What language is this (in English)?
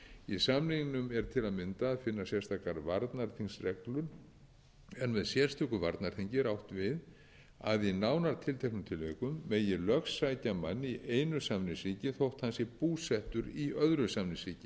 Icelandic